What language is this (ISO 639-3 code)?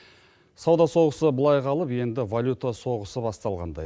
kaz